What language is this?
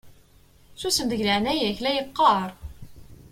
Kabyle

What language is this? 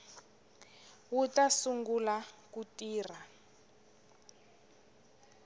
Tsonga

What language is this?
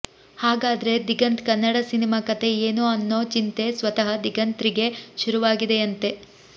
Kannada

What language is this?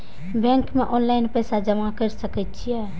Maithili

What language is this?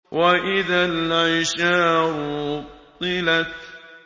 Arabic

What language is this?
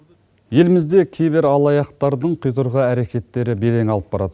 Kazakh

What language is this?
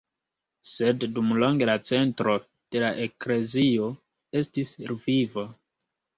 Esperanto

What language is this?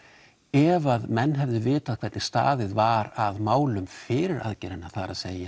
Icelandic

